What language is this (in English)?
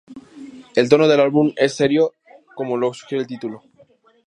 Spanish